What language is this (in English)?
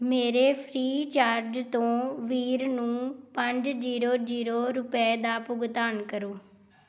Punjabi